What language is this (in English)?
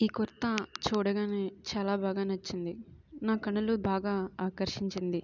Telugu